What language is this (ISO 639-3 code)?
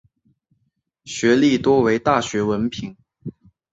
zho